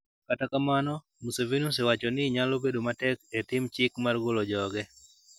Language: Luo (Kenya and Tanzania)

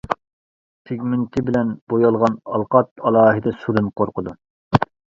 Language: Uyghur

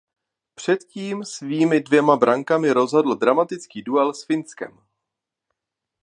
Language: Czech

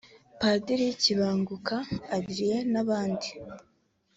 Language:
Kinyarwanda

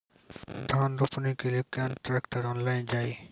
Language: Maithili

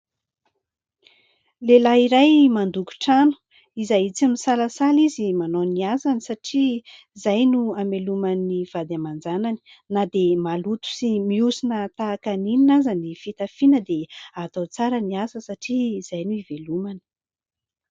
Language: Malagasy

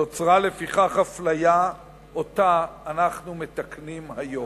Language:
Hebrew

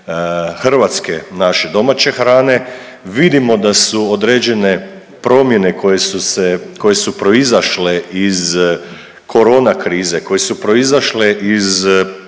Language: Croatian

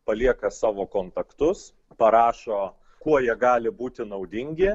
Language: Lithuanian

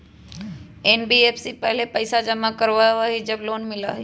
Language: Magahi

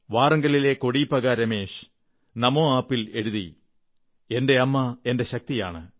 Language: Malayalam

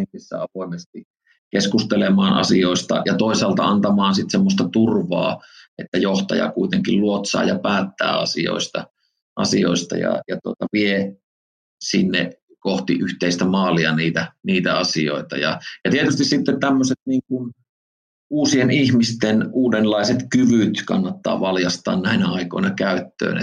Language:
Finnish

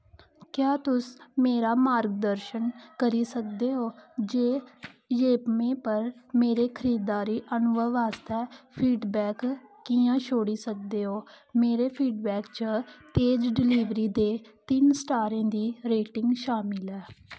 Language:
Dogri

